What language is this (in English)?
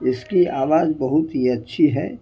Urdu